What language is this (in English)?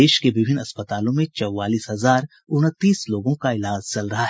Hindi